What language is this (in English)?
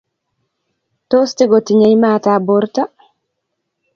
Kalenjin